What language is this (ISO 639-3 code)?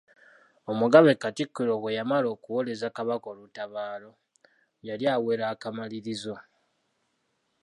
lug